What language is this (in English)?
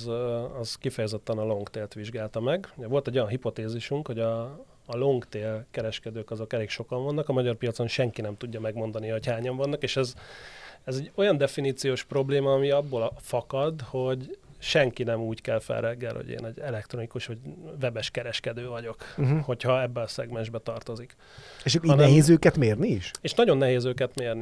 Hungarian